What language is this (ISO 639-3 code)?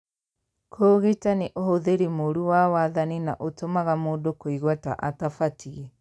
kik